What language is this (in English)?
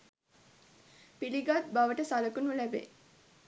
Sinhala